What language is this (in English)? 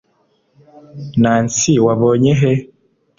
Kinyarwanda